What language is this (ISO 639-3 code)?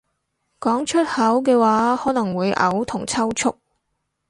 yue